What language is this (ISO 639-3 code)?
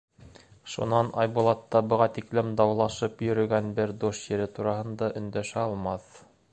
bak